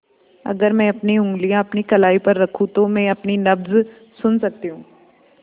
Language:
Hindi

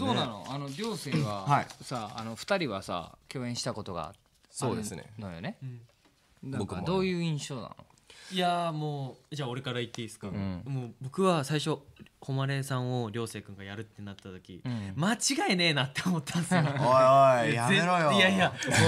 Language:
Japanese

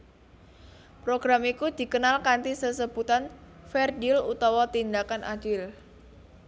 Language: Javanese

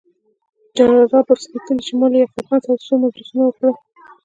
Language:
Pashto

